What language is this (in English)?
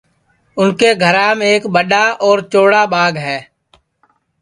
Sansi